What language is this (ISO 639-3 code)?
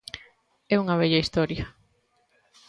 glg